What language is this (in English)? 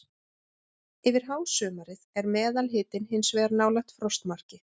Icelandic